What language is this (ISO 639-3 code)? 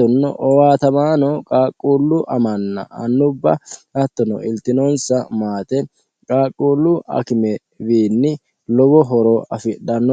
sid